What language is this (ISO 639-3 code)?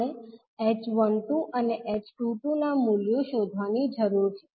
guj